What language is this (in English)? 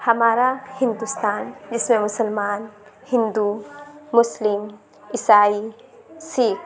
Urdu